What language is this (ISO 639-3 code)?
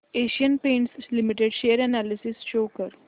mar